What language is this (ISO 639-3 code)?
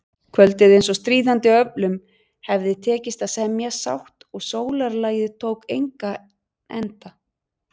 isl